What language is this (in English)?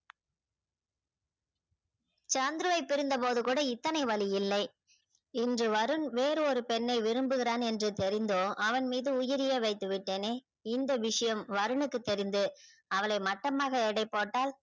Tamil